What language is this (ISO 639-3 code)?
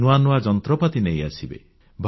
ori